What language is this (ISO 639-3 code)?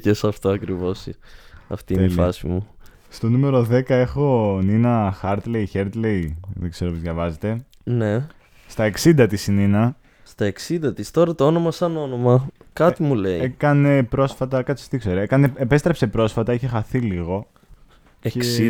ell